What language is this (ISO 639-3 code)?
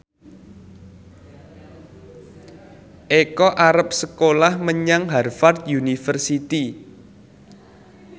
jav